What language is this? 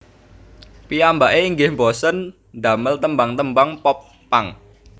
Javanese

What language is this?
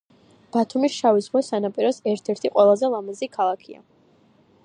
Georgian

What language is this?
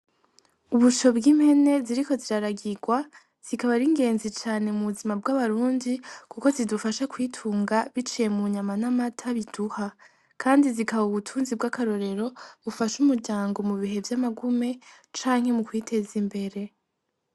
Rundi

